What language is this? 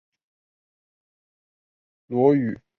Chinese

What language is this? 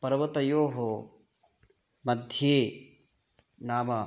Sanskrit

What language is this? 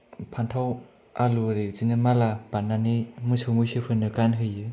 Bodo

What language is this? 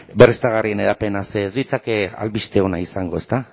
Basque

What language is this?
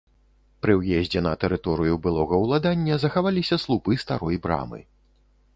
Belarusian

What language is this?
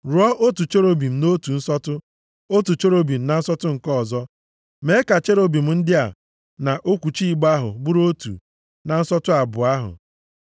Igbo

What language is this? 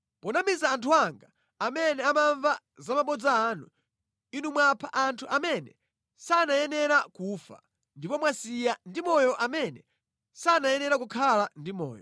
Nyanja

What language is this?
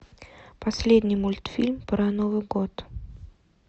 Russian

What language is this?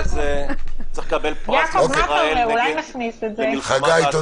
Hebrew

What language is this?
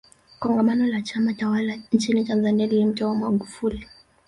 Swahili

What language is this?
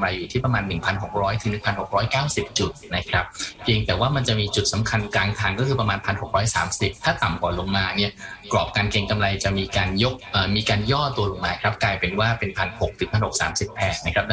Thai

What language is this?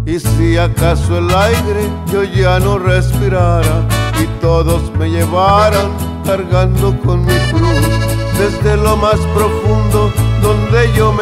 Spanish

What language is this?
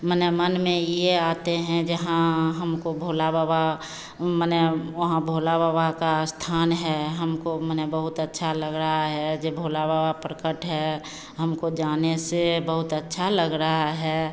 Hindi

